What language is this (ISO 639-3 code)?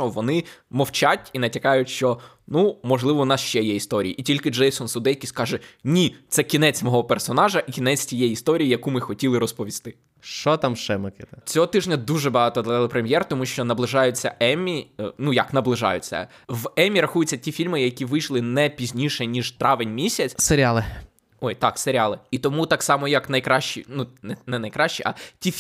ukr